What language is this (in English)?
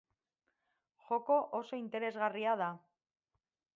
Basque